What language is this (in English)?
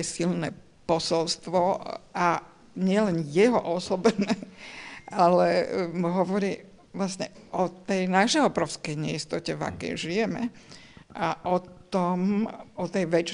Slovak